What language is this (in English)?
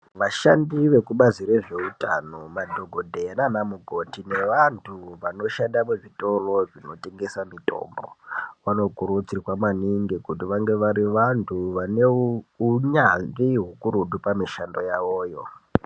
Ndau